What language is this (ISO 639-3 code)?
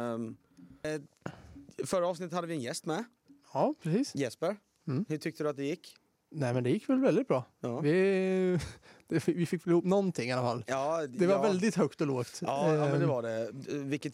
swe